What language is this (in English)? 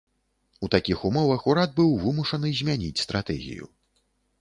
Belarusian